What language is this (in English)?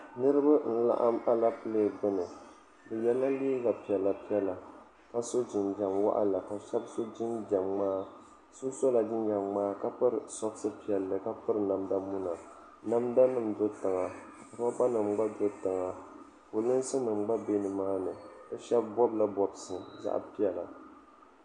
Dagbani